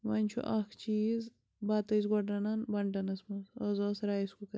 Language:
Kashmiri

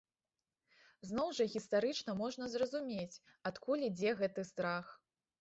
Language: Belarusian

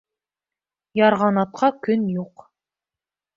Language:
Bashkir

